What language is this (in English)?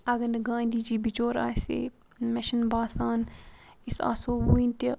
Kashmiri